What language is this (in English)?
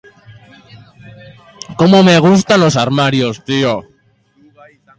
Basque